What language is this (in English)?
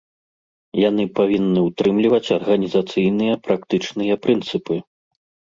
Belarusian